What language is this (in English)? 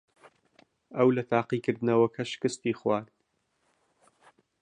Central Kurdish